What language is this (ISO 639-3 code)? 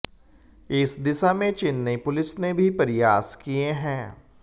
hin